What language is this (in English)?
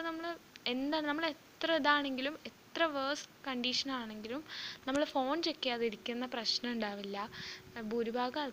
Malayalam